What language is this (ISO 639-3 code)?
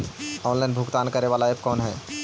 mag